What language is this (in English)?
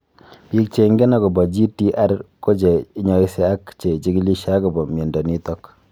Kalenjin